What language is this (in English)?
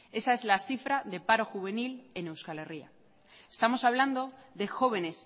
Spanish